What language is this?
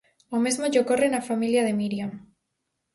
Galician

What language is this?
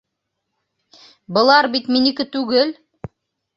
Bashkir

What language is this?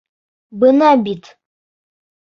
Bashkir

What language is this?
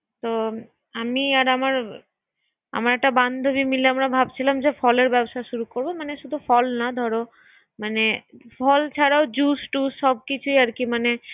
Bangla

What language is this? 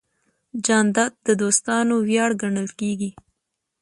Pashto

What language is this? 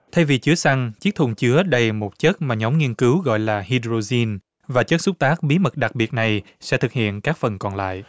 Vietnamese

